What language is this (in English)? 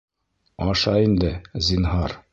Bashkir